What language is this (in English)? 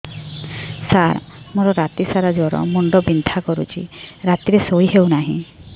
Odia